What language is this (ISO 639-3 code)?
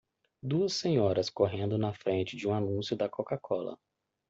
por